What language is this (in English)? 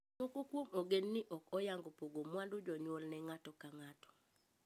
Luo (Kenya and Tanzania)